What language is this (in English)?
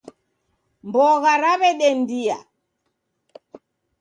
Taita